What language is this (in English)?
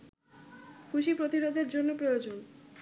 Bangla